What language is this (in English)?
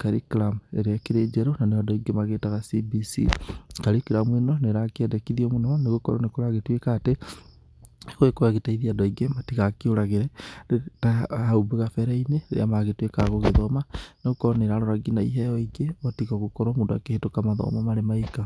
Kikuyu